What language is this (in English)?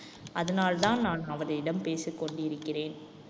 Tamil